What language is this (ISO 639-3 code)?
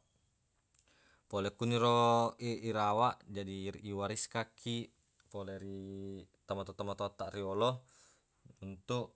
bug